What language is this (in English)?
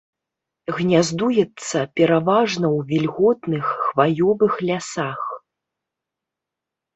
Belarusian